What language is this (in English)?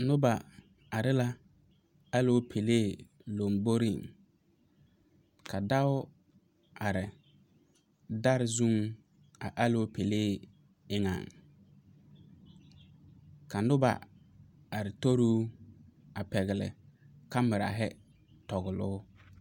Southern Dagaare